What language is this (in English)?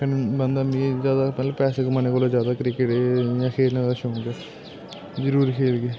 Dogri